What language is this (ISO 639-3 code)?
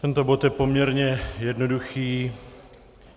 ces